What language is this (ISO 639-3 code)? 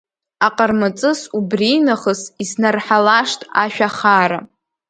abk